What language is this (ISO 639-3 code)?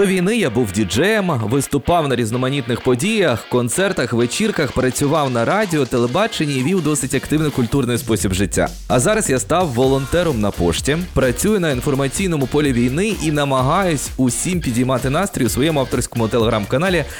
ukr